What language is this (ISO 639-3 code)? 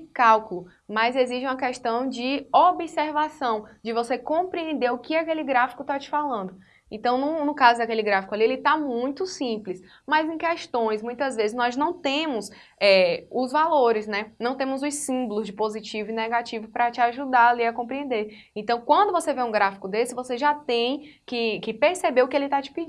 por